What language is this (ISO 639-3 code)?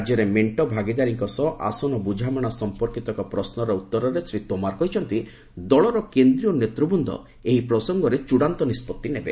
ori